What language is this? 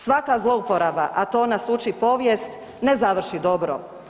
Croatian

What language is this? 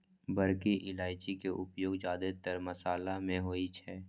Maithili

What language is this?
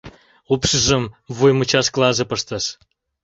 Mari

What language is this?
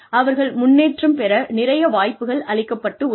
Tamil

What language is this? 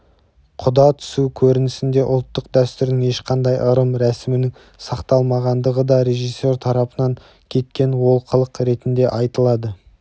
Kazakh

